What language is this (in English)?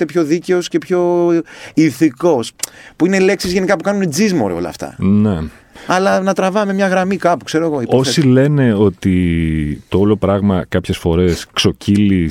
Greek